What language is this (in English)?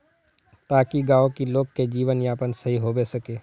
Magahi